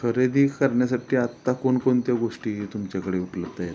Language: Marathi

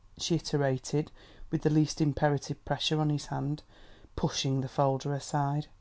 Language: English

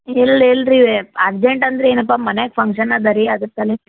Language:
Kannada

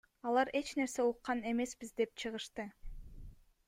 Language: Kyrgyz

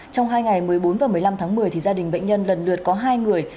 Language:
Vietnamese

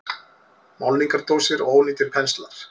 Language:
Icelandic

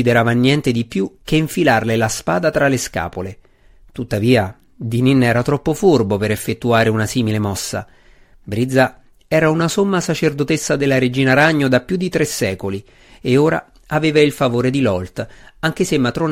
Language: Italian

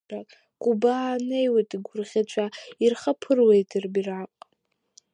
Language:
Abkhazian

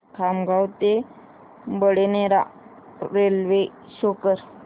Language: Marathi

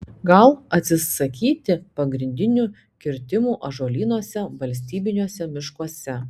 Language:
Lithuanian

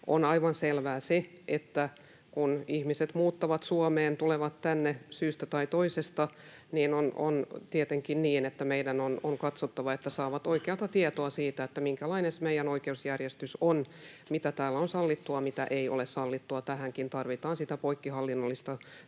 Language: Finnish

